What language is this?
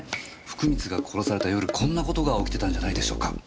Japanese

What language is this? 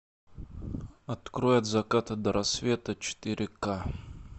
Russian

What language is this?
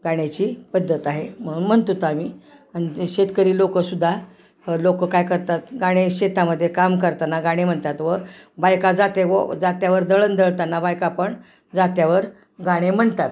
Marathi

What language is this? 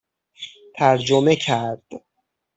Persian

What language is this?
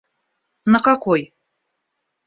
Russian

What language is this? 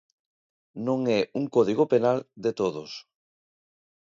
Galician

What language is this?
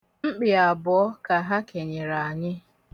Igbo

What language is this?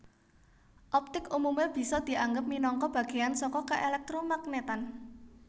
Javanese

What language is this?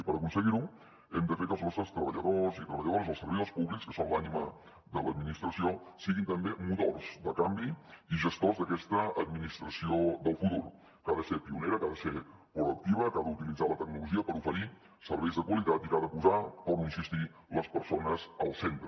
Catalan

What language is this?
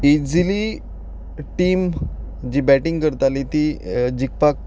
Konkani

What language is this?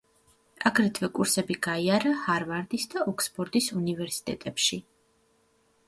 Georgian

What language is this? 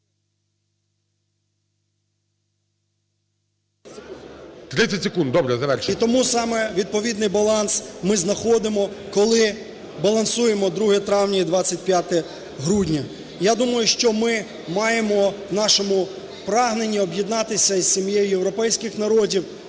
Ukrainian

